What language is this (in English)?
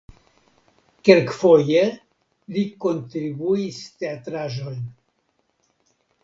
Esperanto